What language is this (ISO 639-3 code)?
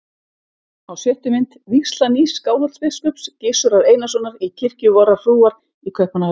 isl